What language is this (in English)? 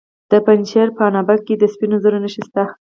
Pashto